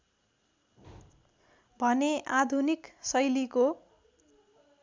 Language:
Nepali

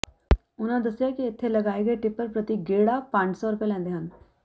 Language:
Punjabi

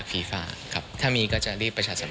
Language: Thai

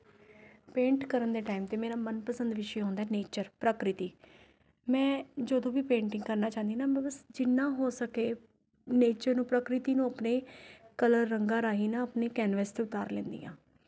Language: Punjabi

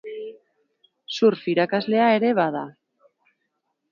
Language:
Basque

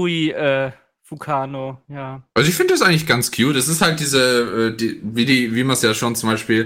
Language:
German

